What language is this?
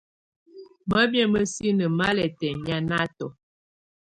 Tunen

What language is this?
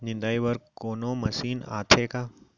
Chhattisgarhi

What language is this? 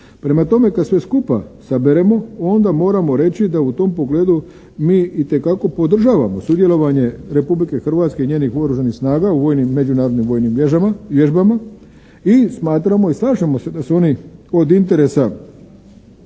Croatian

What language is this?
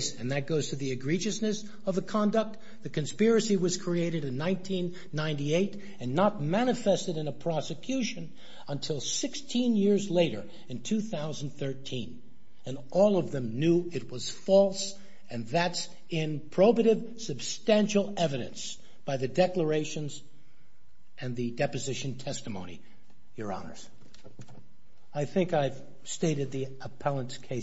English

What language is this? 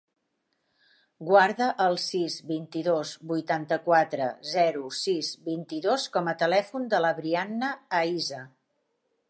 Catalan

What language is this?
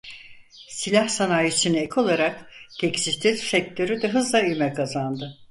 Turkish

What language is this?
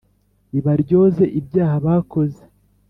Kinyarwanda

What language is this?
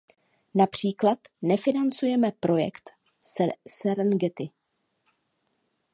Czech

